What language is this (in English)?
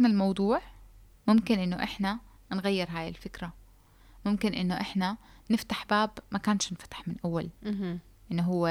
Arabic